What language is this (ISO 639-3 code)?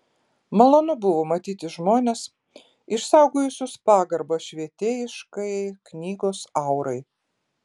lit